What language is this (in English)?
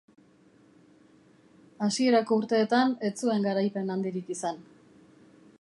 Basque